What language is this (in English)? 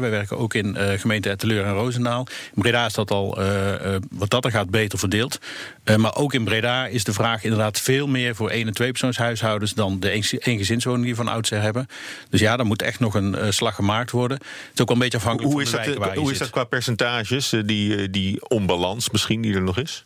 Dutch